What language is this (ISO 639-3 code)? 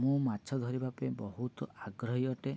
ori